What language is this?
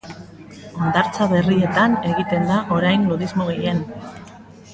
Basque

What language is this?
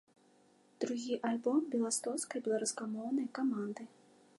Belarusian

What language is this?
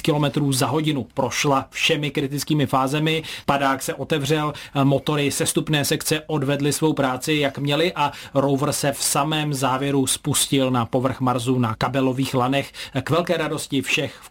Czech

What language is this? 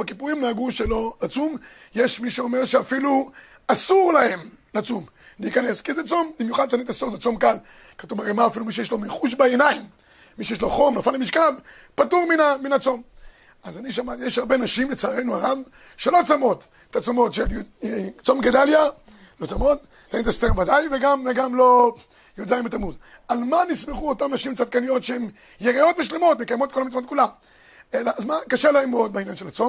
Hebrew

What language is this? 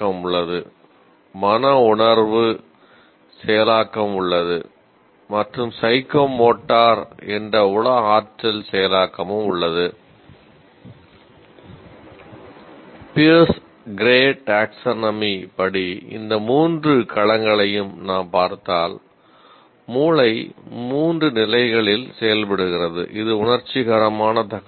Tamil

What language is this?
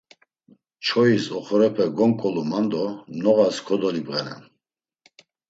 Laz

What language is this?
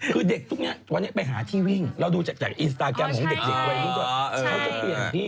Thai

